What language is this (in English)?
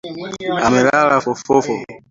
Swahili